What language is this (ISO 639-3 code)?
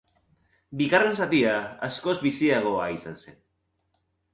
eus